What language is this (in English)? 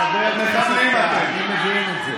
Hebrew